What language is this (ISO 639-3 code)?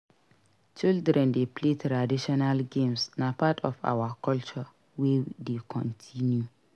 pcm